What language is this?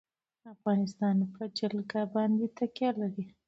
Pashto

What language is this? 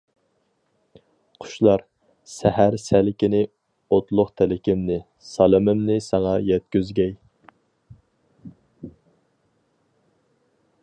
Uyghur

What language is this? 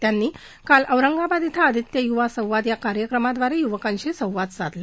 Marathi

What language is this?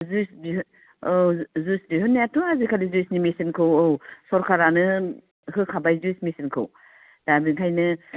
Bodo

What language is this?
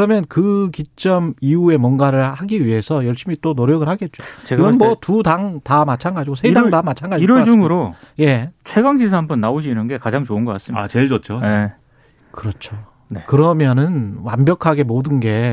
Korean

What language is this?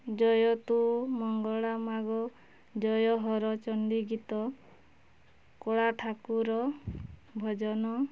Odia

